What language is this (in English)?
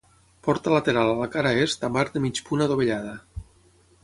Catalan